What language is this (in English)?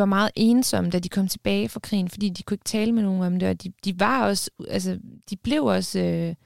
Danish